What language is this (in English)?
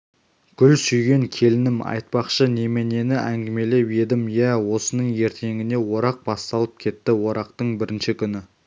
Kazakh